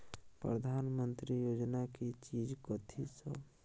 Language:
Maithili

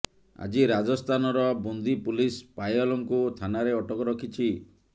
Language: Odia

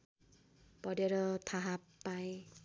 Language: Nepali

